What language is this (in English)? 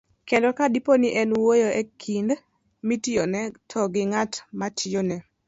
Luo (Kenya and Tanzania)